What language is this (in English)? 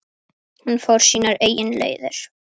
Icelandic